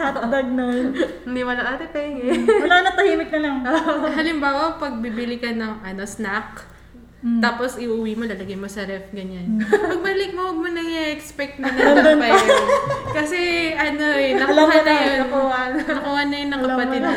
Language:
Filipino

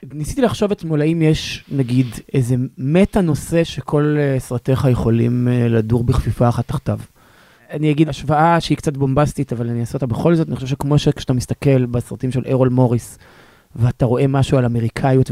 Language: Hebrew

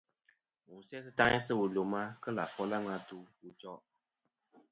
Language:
Kom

